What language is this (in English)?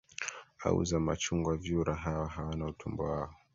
Swahili